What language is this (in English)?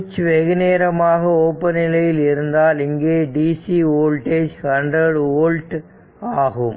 Tamil